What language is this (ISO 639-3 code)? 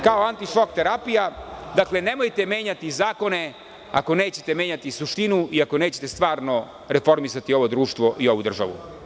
srp